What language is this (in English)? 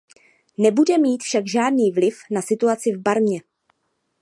Czech